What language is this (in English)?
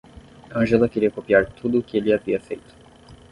Portuguese